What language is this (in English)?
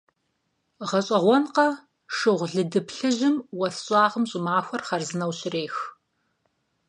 Kabardian